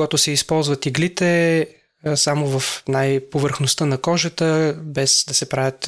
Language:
Bulgarian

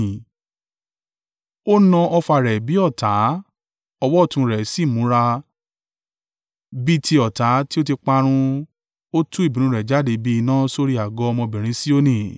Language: Yoruba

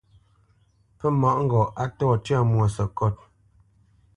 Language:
Bamenyam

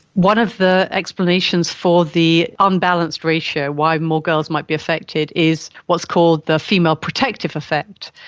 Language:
English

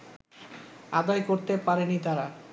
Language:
Bangla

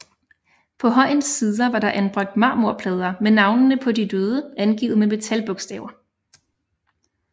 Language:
Danish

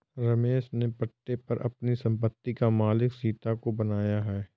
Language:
Hindi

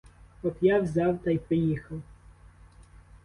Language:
Ukrainian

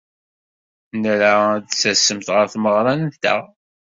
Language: Kabyle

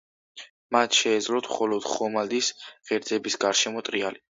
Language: Georgian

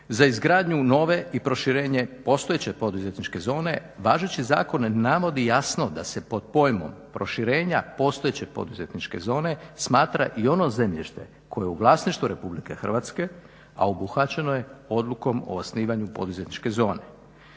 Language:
Croatian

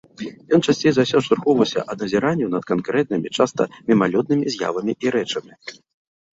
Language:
Belarusian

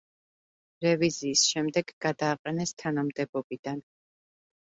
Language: Georgian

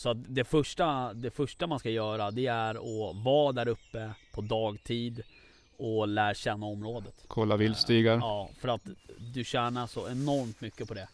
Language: Swedish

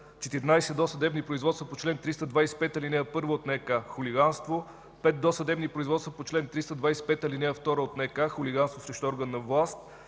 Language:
Bulgarian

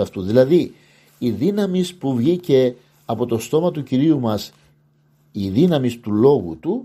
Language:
Greek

